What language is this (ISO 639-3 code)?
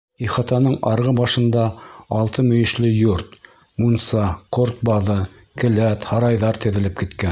bak